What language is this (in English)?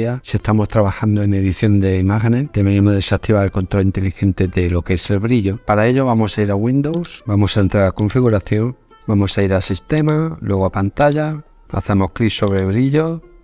Spanish